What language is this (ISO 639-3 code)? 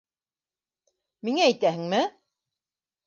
bak